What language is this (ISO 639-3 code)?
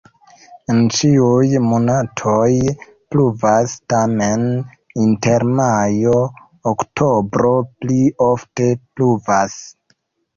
epo